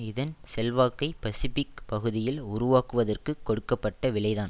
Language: Tamil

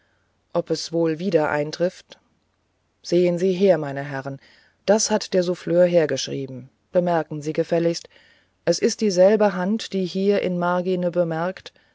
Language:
German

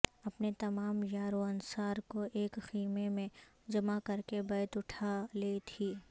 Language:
Urdu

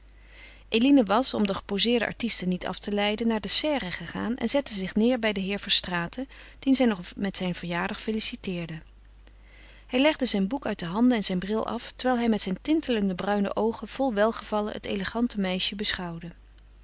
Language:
Dutch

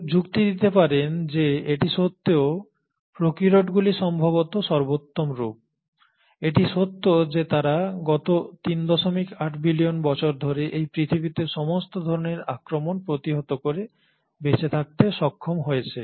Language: Bangla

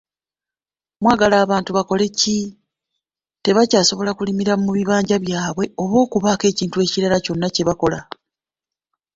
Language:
Ganda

